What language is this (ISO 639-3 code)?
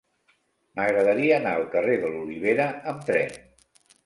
cat